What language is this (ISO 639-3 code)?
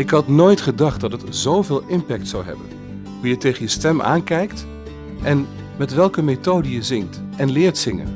nld